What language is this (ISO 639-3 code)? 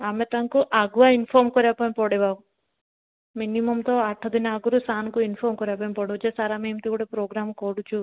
ori